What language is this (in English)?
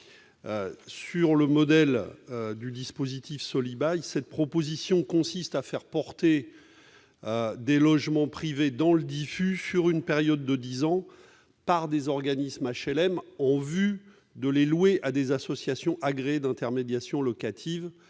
French